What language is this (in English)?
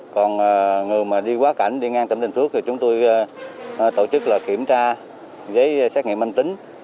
Vietnamese